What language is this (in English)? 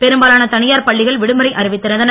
Tamil